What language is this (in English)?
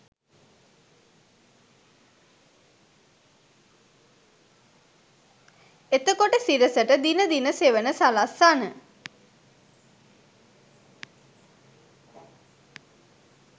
Sinhala